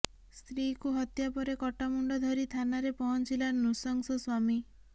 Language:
Odia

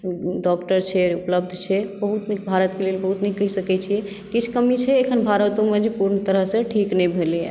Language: Maithili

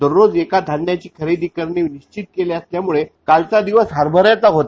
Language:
Marathi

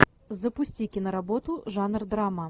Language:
Russian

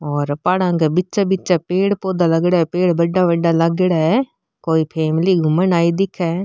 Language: Marwari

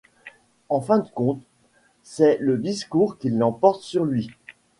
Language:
French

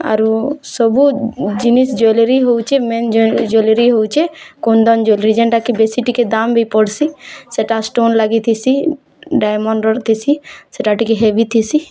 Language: Odia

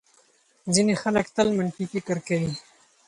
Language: Pashto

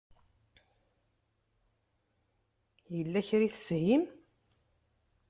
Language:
Kabyle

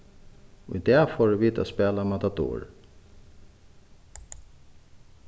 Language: Faroese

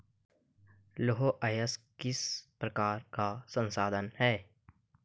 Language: Hindi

